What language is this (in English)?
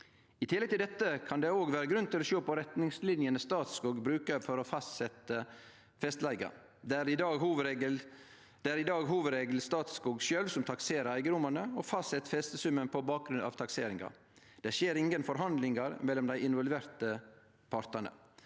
Norwegian